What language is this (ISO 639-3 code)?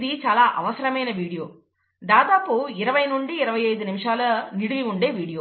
tel